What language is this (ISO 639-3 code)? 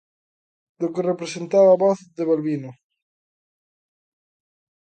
glg